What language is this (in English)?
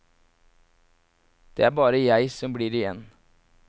Norwegian